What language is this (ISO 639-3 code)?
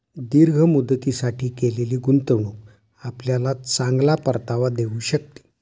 mar